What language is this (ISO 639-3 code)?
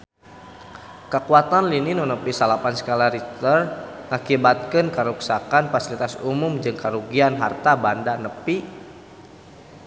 sun